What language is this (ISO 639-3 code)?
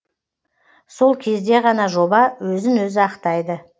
kaz